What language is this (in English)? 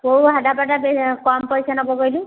Odia